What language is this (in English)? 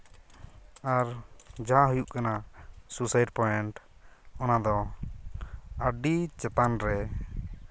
Santali